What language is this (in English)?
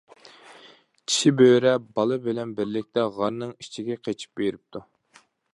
Uyghur